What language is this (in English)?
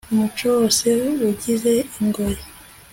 Kinyarwanda